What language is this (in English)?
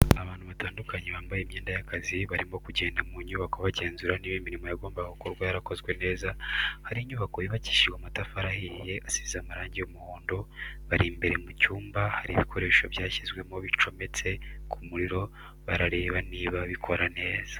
Kinyarwanda